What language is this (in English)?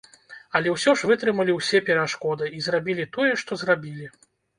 Belarusian